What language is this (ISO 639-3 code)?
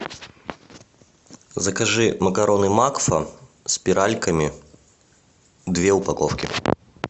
rus